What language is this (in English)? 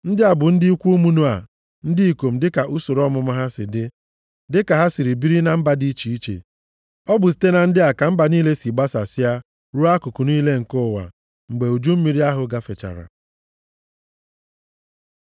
Igbo